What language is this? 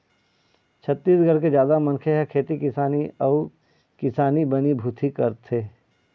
Chhattisgarhi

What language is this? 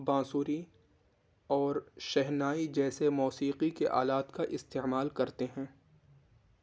Urdu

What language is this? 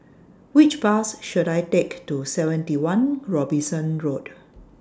English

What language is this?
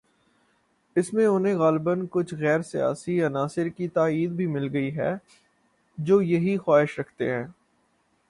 Urdu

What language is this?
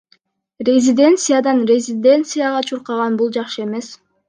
Kyrgyz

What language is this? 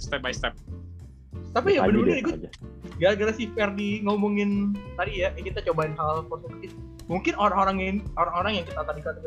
Indonesian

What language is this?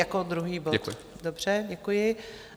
Czech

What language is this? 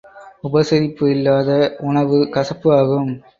Tamil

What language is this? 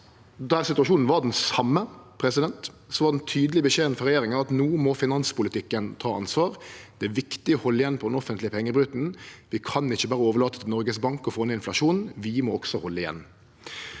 Norwegian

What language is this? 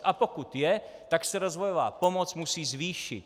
Czech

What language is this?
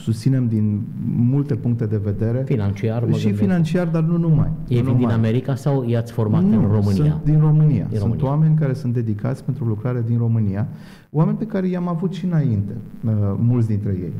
Romanian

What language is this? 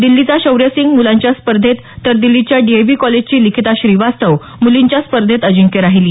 Marathi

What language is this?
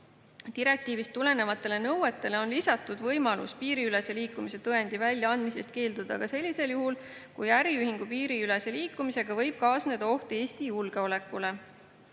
Estonian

